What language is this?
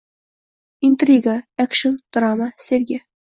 Uzbek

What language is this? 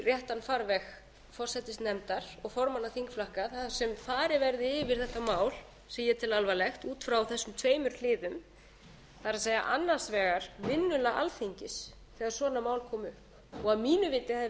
Icelandic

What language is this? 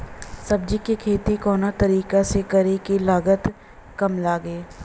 Bhojpuri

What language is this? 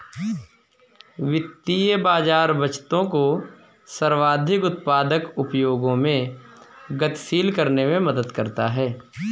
Hindi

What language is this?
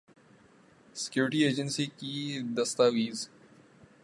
Urdu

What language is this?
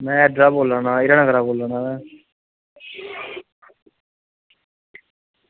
Dogri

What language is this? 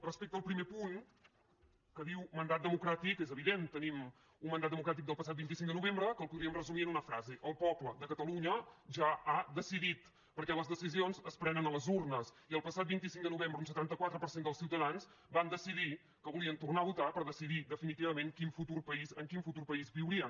Catalan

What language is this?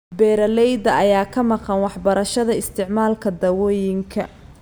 Somali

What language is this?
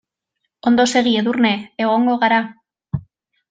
Basque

